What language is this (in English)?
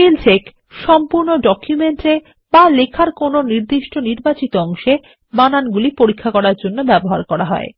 Bangla